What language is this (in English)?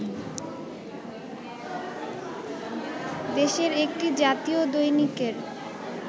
Bangla